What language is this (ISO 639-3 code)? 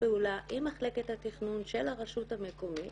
heb